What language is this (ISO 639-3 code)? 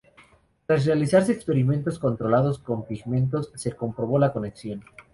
spa